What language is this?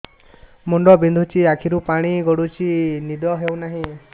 Odia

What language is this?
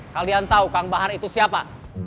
Indonesian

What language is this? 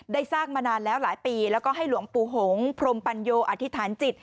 Thai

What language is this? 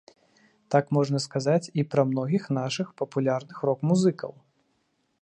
Belarusian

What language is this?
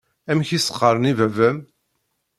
Kabyle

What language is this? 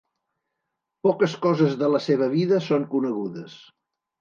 Catalan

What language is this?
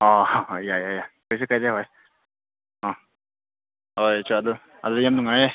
Manipuri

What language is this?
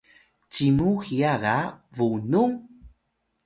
Atayal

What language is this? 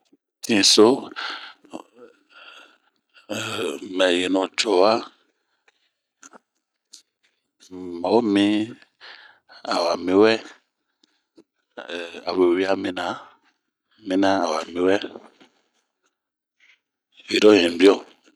Bomu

